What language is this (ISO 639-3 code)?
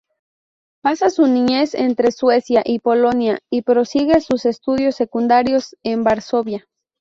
spa